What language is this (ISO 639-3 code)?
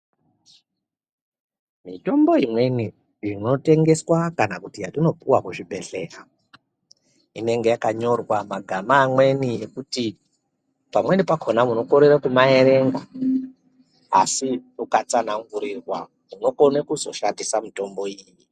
ndc